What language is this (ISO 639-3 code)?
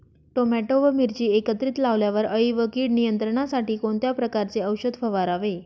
mar